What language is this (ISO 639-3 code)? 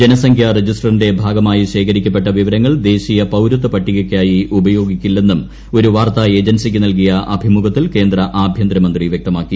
mal